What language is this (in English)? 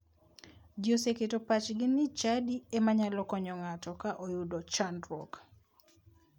Luo (Kenya and Tanzania)